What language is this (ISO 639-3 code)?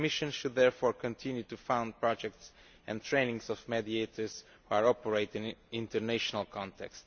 eng